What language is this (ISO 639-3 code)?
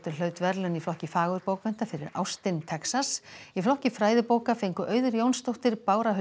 isl